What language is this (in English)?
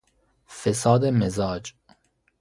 Persian